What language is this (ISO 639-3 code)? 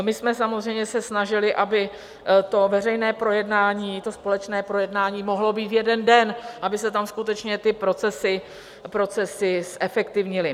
ces